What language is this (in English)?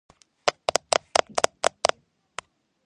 Georgian